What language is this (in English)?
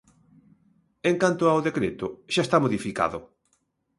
Galician